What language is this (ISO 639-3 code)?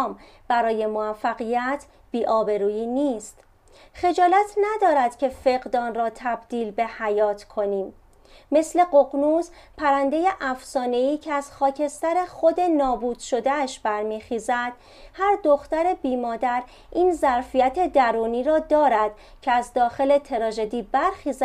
fas